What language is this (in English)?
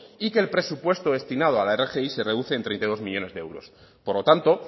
Spanish